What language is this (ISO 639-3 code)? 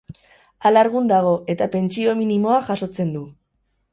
eus